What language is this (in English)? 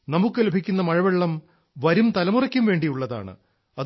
Malayalam